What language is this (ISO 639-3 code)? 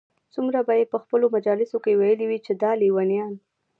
pus